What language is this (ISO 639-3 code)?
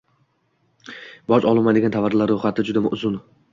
uzb